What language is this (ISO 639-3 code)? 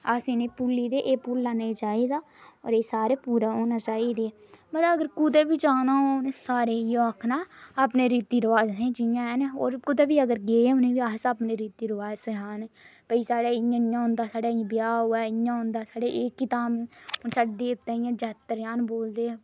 doi